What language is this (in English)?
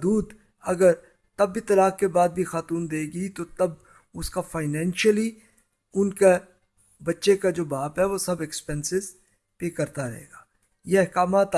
Urdu